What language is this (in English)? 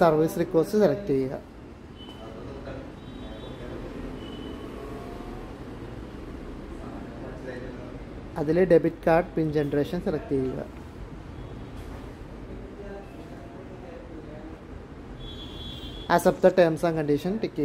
Hindi